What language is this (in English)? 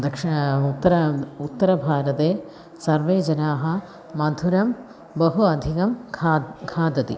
Sanskrit